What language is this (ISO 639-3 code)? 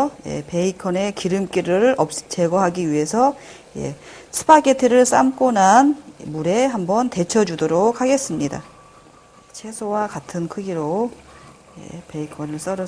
kor